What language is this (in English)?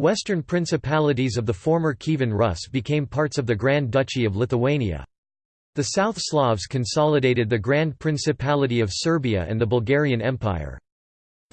English